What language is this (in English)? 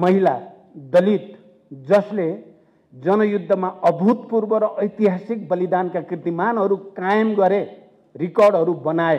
Indonesian